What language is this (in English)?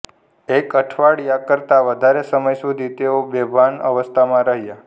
Gujarati